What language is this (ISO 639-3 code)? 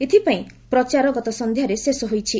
ori